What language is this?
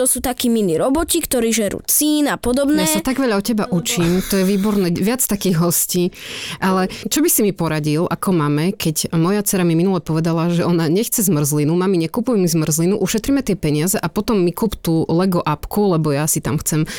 Slovak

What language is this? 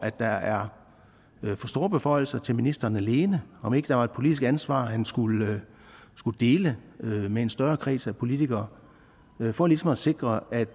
Danish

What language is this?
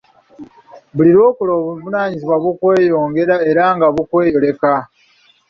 Ganda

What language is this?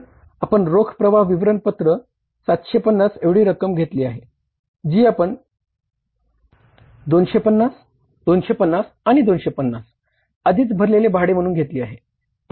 Marathi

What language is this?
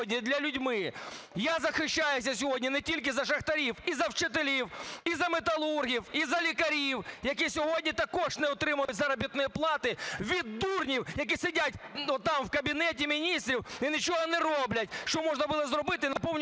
Ukrainian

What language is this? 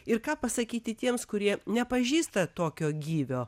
Lithuanian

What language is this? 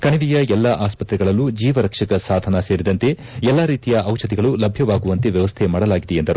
Kannada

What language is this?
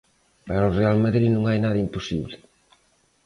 Galician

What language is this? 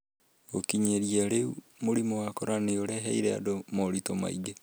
Kikuyu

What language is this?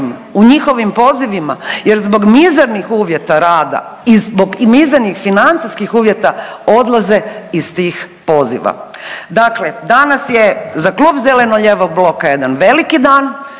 Croatian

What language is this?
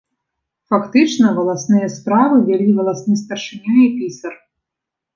Belarusian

